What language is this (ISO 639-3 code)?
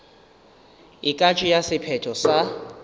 nso